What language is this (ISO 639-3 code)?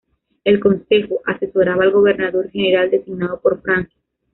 spa